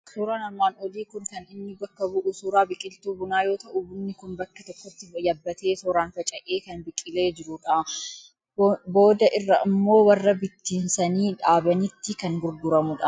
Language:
Oromo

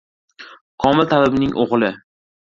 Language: Uzbek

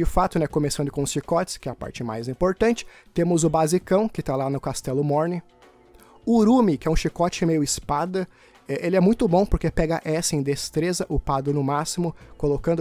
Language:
Portuguese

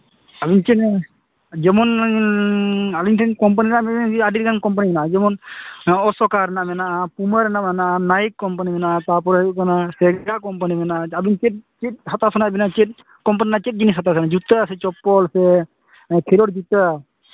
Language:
Santali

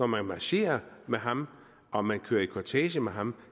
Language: Danish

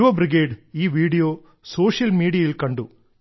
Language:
Malayalam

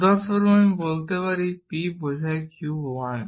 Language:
Bangla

